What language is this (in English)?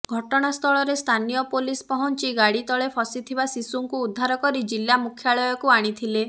Odia